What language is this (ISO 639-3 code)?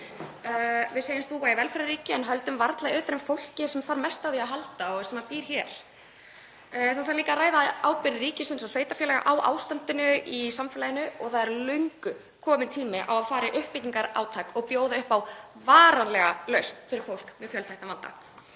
isl